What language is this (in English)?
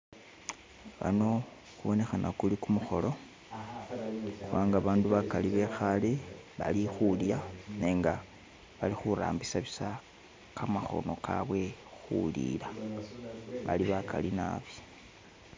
Masaaba